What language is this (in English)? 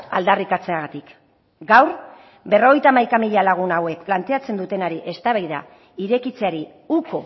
Basque